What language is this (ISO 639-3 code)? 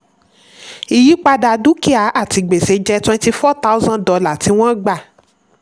yor